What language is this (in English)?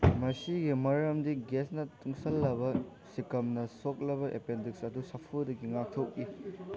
Manipuri